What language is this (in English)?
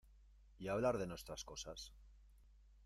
Spanish